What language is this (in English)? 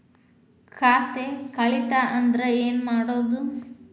Kannada